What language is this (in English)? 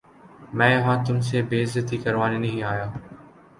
Urdu